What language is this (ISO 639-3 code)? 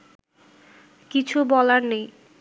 ben